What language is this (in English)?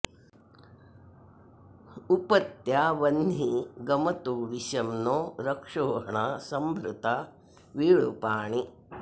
Sanskrit